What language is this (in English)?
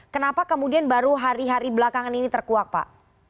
Indonesian